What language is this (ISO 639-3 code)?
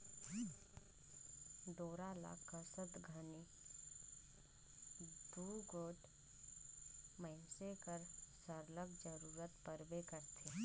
hne